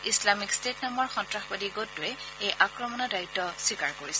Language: Assamese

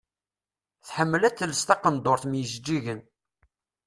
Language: Kabyle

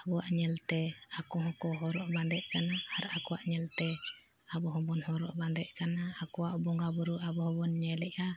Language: Santali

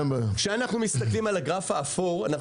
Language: Hebrew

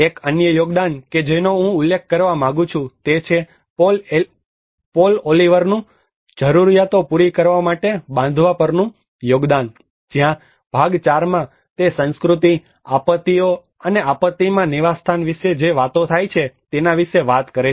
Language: Gujarati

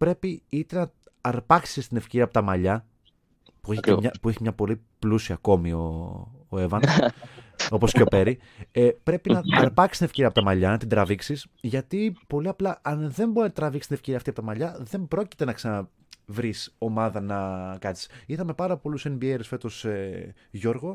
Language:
Greek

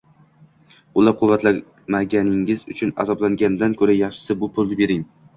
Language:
Uzbek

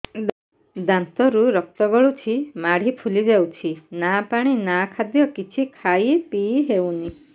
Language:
Odia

